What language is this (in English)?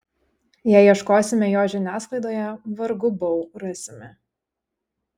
Lithuanian